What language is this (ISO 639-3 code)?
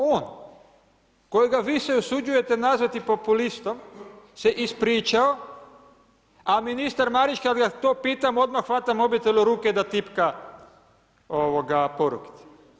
hrv